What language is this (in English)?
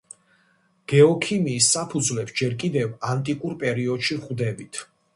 Georgian